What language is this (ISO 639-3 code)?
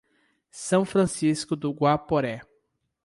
por